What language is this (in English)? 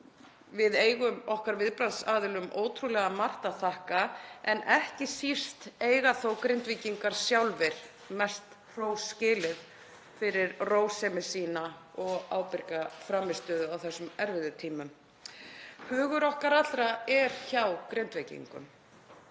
Icelandic